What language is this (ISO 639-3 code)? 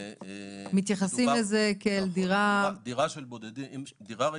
heb